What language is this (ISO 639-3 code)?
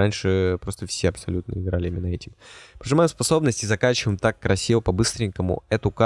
rus